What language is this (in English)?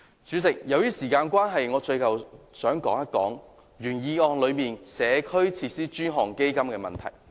Cantonese